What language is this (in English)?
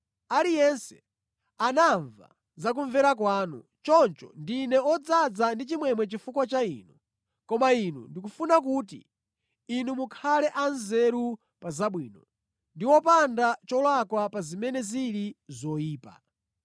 Nyanja